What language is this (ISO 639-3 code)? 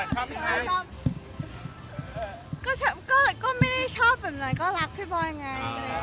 tha